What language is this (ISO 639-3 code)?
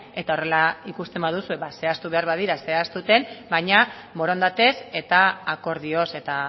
eus